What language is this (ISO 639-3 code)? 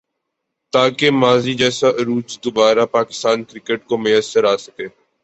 urd